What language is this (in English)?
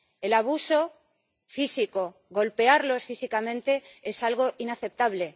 Spanish